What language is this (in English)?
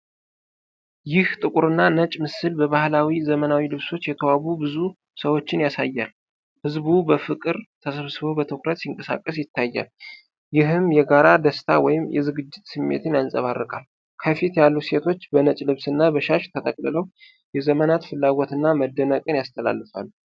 Amharic